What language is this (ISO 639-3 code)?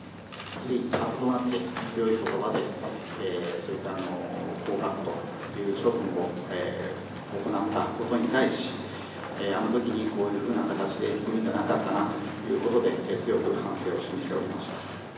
jpn